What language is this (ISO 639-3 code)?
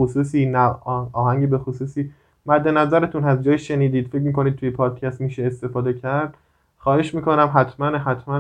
fas